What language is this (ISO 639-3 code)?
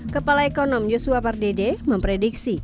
ind